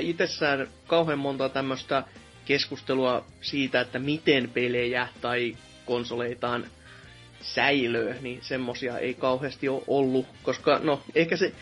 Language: Finnish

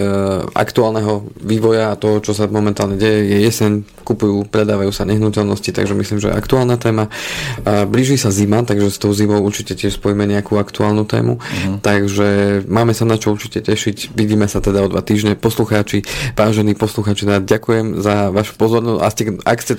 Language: Slovak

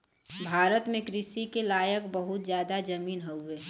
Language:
Bhojpuri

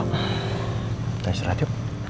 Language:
Indonesian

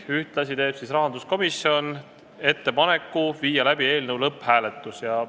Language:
Estonian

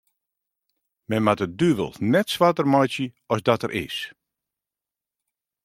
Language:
Western Frisian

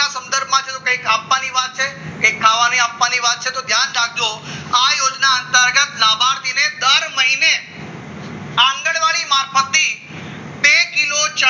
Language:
Gujarati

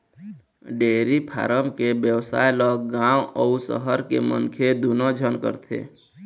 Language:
Chhattisgarhi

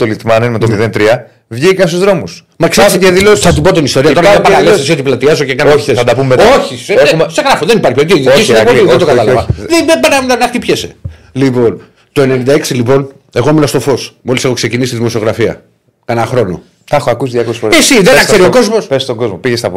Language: Greek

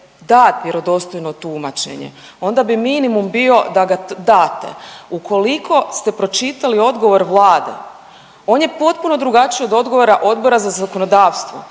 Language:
Croatian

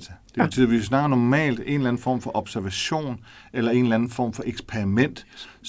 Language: Danish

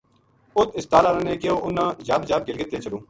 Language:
Gujari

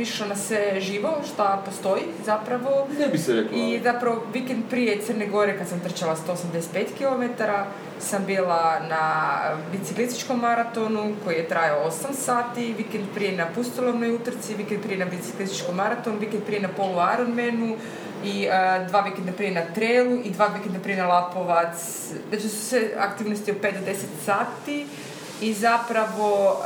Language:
Croatian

